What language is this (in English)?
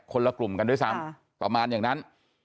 Thai